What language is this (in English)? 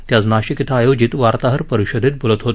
Marathi